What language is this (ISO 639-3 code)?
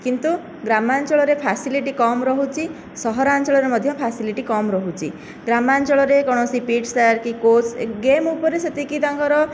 ori